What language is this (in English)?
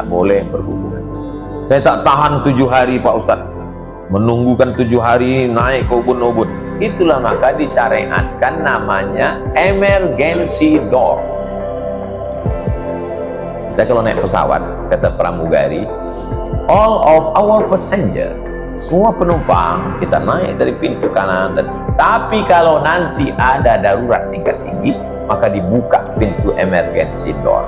Indonesian